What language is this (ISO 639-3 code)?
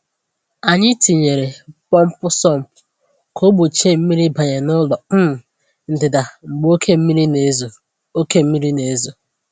ibo